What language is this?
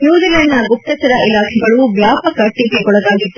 Kannada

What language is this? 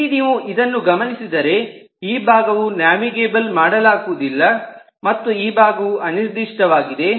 Kannada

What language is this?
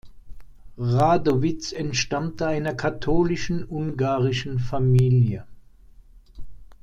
German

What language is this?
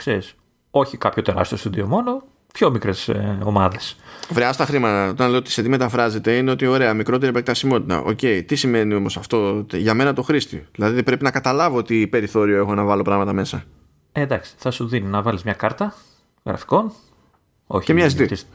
Greek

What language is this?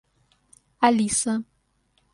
Russian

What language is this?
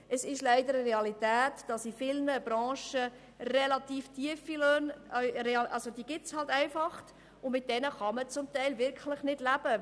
Swiss German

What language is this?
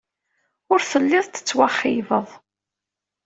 Kabyle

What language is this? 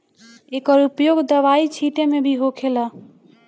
Bhojpuri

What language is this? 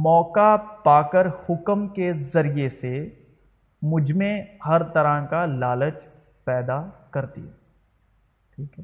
Urdu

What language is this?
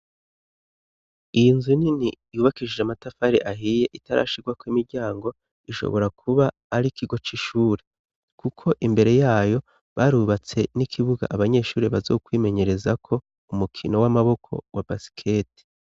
Rundi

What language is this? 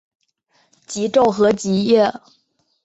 Chinese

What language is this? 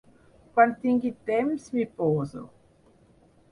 Catalan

